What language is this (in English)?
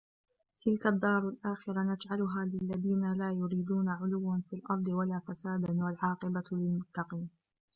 Arabic